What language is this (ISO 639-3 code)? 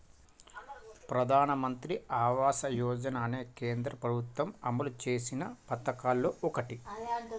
tel